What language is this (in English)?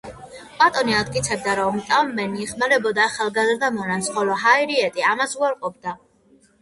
Georgian